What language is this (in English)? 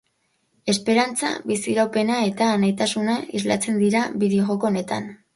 Basque